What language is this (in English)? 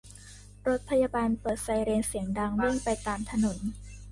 Thai